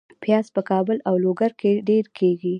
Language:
Pashto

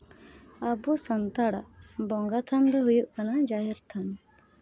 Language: Santali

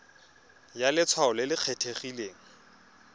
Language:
Tswana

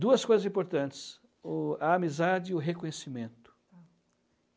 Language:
Portuguese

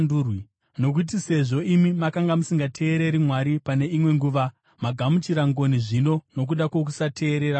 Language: Shona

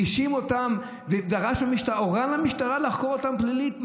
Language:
Hebrew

